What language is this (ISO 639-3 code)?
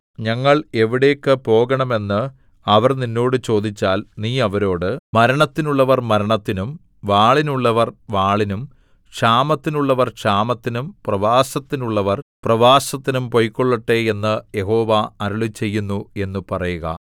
mal